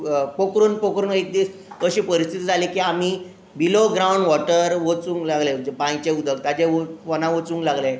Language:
Konkani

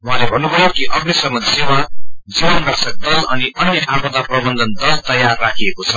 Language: Nepali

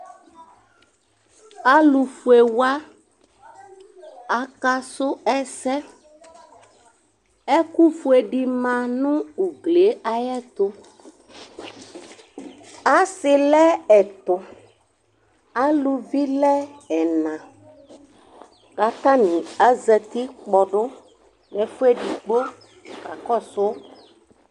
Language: Ikposo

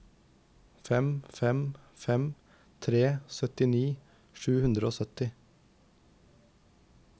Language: Norwegian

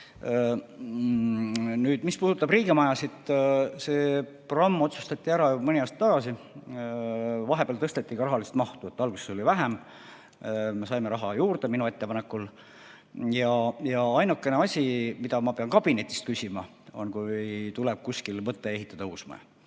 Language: Estonian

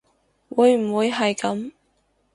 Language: Cantonese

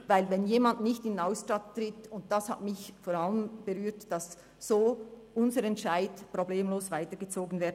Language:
Swiss German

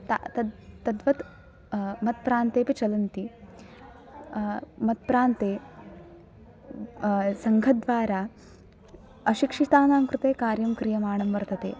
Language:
Sanskrit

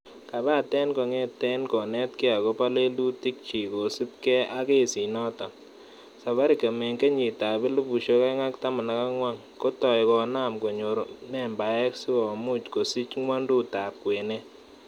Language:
Kalenjin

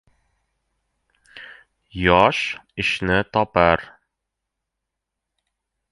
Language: Uzbek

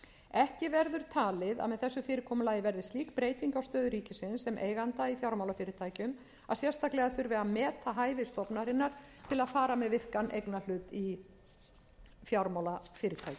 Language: Icelandic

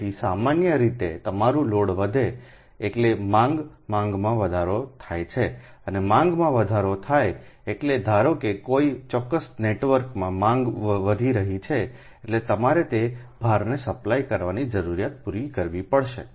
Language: Gujarati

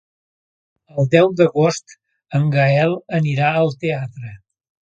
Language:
Catalan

